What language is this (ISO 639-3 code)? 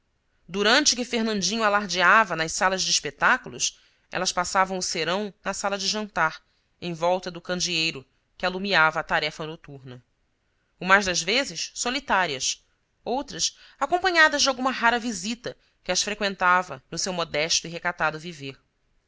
por